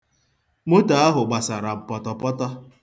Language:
Igbo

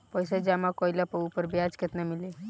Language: Bhojpuri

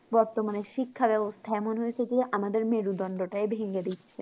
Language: Bangla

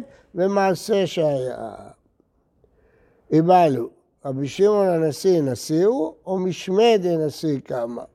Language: Hebrew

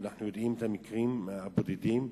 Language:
Hebrew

